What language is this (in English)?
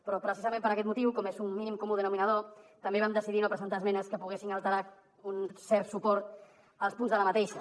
Catalan